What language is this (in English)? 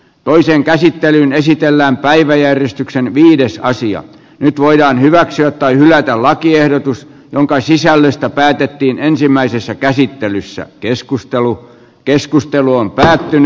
Finnish